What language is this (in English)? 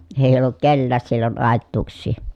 Finnish